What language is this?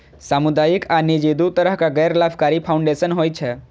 Maithili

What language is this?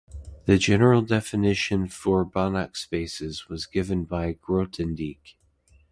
English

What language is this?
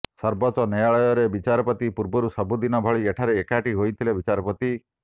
Odia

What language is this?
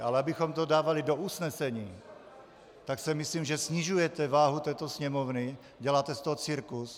Czech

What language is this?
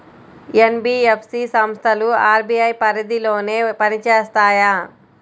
Telugu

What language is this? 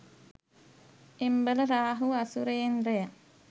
Sinhala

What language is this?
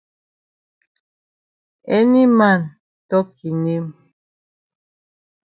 Cameroon Pidgin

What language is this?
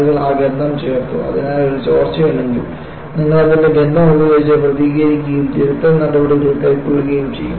Malayalam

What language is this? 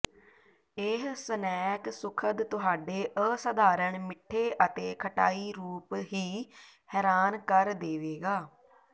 Punjabi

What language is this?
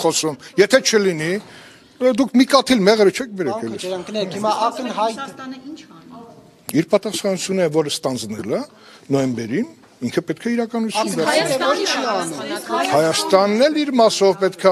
Turkish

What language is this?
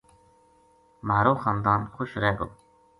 Gujari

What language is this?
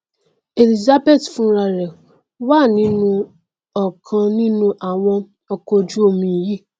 Yoruba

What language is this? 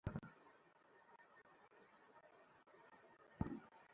Bangla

